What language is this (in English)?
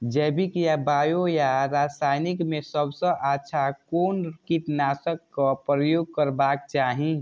Maithili